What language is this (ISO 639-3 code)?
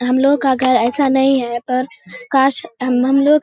hin